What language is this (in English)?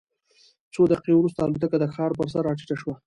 Pashto